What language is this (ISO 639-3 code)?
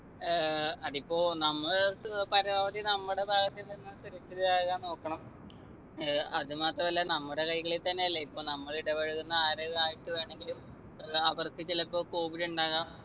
mal